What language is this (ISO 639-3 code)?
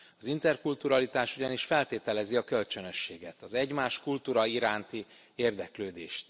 hun